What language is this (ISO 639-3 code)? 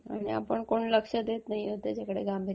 mar